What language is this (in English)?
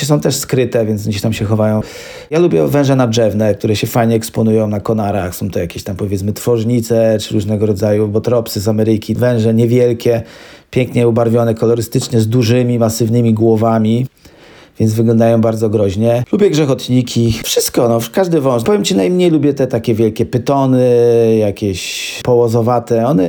Polish